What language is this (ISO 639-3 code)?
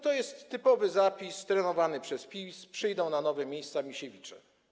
pol